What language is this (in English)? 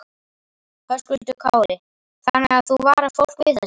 Icelandic